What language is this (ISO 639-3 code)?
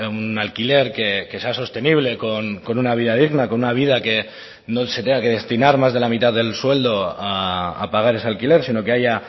spa